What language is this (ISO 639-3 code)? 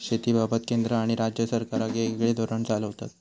mar